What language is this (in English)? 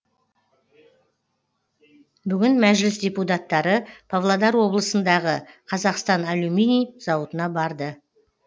Kazakh